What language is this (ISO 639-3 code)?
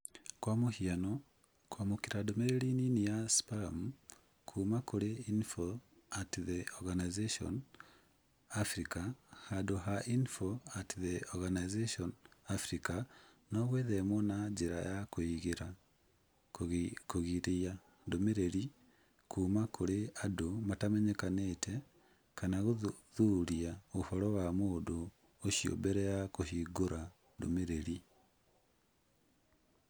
kik